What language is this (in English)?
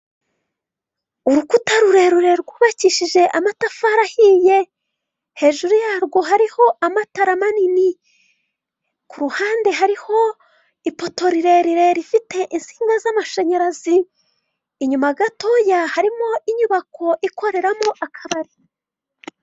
Kinyarwanda